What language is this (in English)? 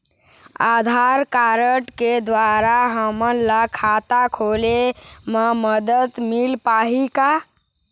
Chhattisgarhi